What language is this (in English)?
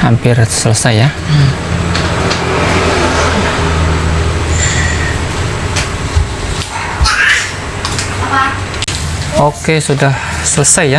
Indonesian